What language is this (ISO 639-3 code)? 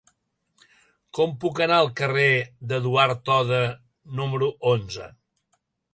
cat